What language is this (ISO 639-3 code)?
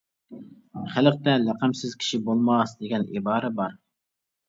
uig